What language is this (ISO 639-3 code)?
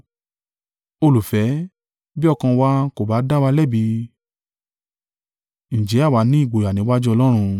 yor